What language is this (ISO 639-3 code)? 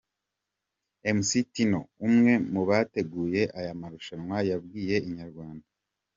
kin